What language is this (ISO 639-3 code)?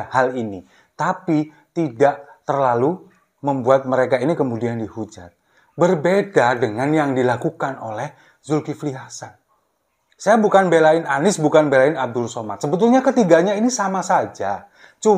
ind